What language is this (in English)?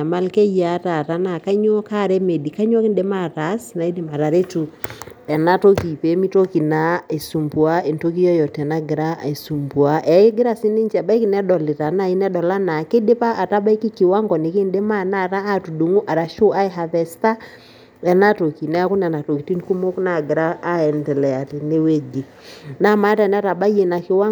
Masai